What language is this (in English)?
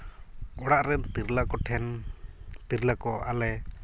Santali